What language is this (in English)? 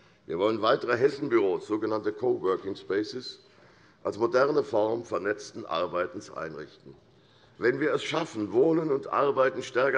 German